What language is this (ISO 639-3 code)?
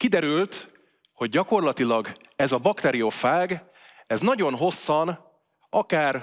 hun